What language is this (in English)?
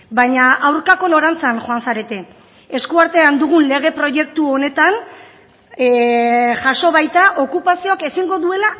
Basque